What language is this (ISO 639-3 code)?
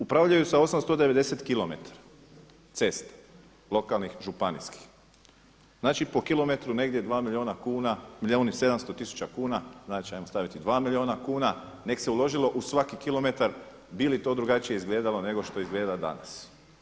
hrv